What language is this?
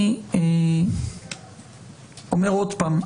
Hebrew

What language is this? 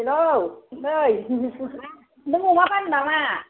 Bodo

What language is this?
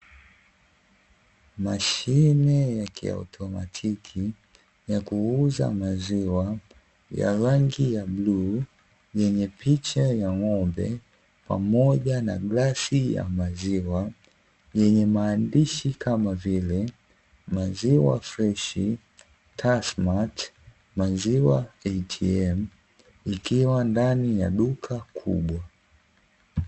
Swahili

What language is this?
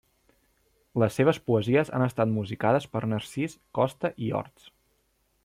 Catalan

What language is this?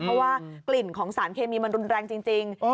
Thai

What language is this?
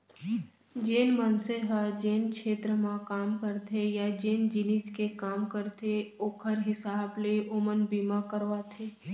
Chhattisgarhi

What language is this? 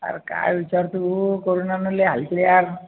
Marathi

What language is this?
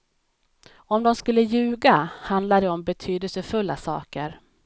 Swedish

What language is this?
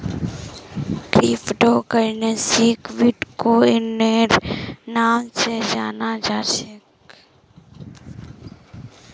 Magahi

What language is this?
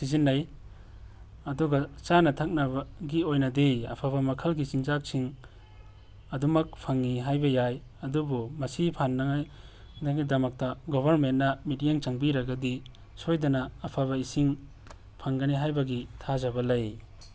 Manipuri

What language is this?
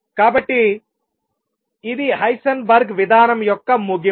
Telugu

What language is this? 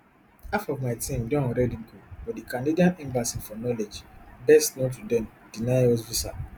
Nigerian Pidgin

